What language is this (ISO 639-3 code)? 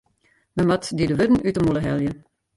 fry